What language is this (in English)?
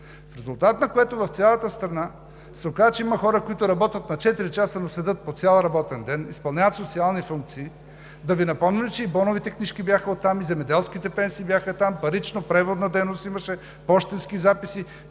Bulgarian